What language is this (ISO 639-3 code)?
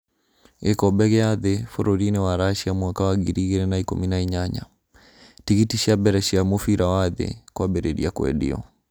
kik